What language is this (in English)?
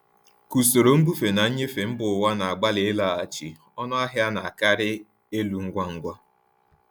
Igbo